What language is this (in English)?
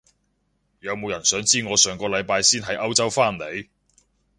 Cantonese